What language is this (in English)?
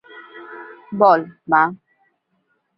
Bangla